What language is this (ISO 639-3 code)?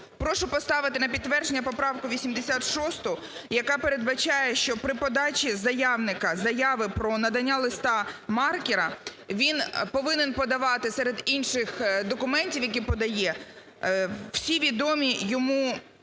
ukr